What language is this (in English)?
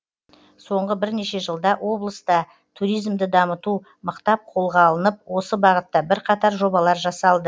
Kazakh